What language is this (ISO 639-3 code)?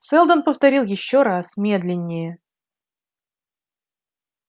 rus